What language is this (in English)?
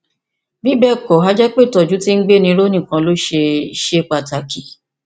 Yoruba